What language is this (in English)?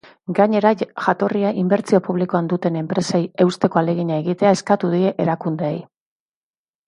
Basque